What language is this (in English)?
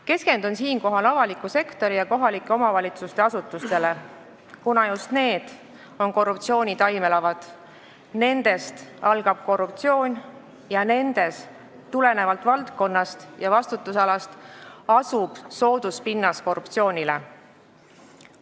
Estonian